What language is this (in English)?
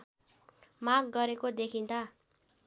Nepali